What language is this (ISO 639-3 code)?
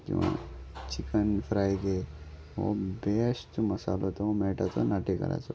kok